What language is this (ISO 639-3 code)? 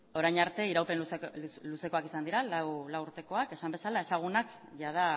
eus